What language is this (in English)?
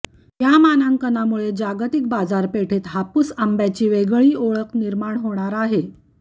Marathi